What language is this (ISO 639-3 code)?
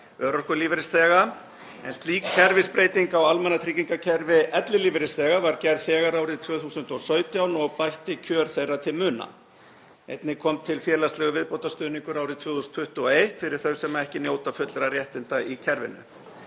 isl